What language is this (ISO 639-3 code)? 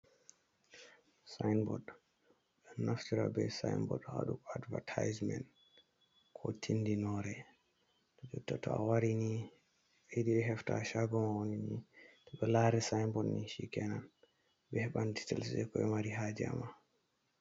ful